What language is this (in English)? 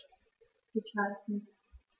German